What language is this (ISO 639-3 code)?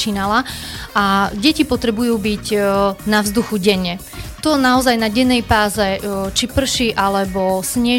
slk